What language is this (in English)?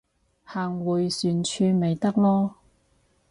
Cantonese